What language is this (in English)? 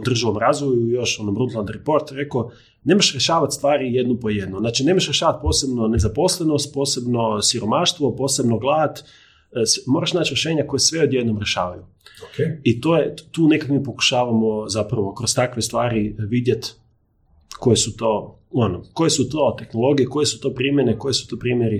Croatian